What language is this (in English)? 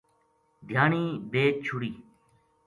Gujari